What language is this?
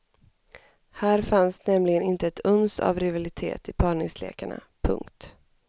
Swedish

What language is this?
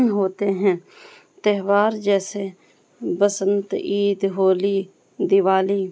Urdu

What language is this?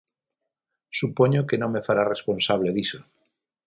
Galician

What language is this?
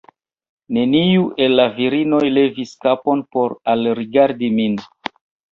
Esperanto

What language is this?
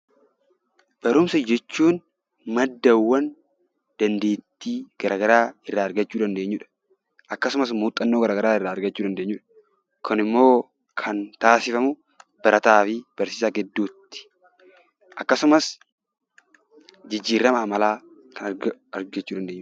Oromo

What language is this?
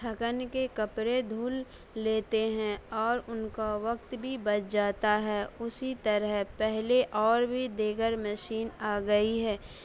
Urdu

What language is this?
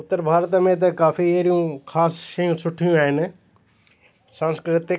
Sindhi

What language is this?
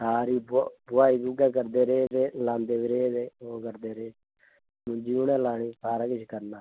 Dogri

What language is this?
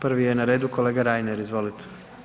Croatian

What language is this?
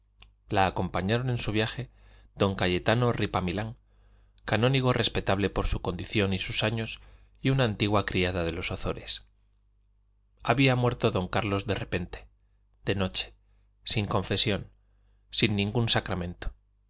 Spanish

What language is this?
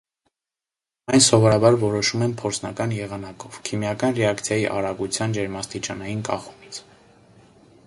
Armenian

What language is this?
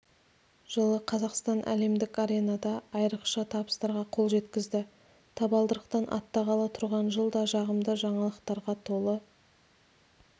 Kazakh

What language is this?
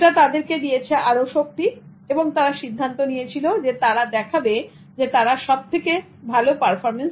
Bangla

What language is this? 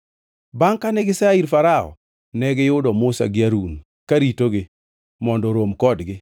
Luo (Kenya and Tanzania)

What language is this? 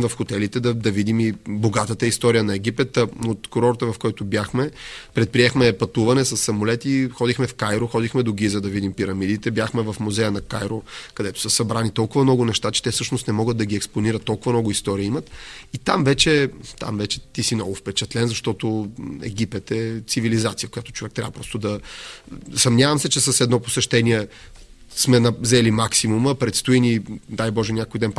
Bulgarian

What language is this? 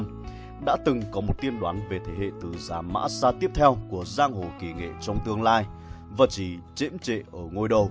Vietnamese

